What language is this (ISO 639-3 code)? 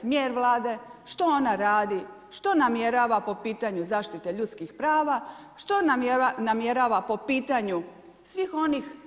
hrv